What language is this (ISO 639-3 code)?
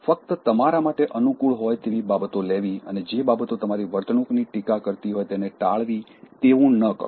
guj